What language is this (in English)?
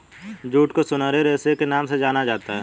Hindi